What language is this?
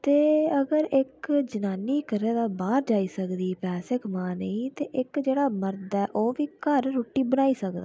Dogri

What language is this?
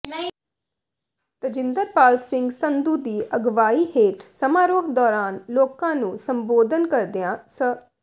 Punjabi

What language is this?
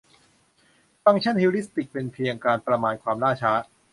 Thai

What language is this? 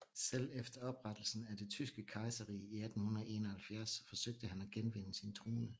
Danish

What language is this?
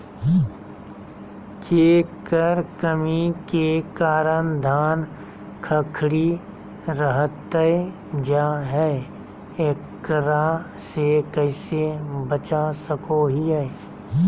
Magahi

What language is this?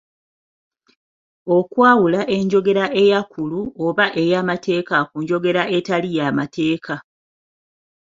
Ganda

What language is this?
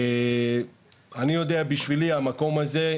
Hebrew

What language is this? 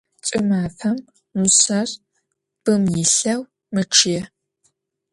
Adyghe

